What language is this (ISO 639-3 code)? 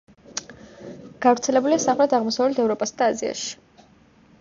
kat